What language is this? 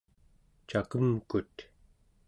Central Yupik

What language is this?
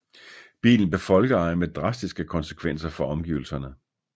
Danish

